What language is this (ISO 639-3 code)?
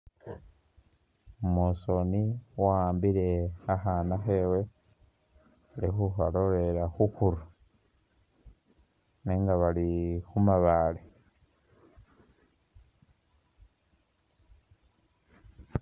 myx